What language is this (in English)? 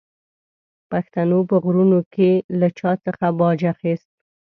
Pashto